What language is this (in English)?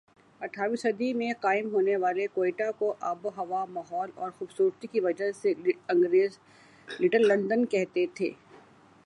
Urdu